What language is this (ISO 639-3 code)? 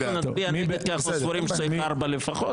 heb